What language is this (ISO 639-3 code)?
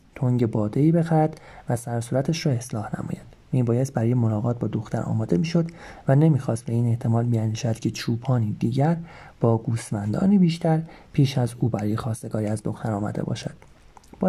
fas